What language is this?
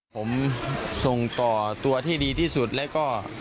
Thai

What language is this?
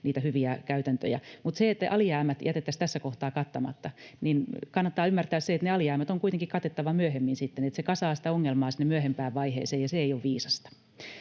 Finnish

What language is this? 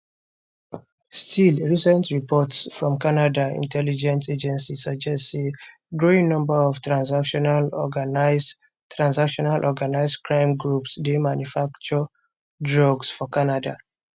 Nigerian Pidgin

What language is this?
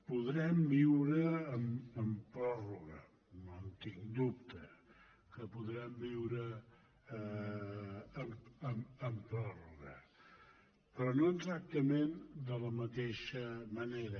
Catalan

